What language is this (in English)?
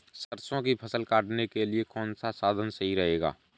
Hindi